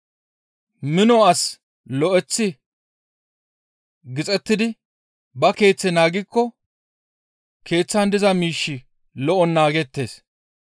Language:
Gamo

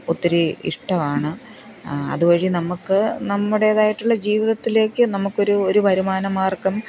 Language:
Malayalam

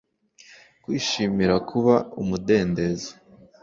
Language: Kinyarwanda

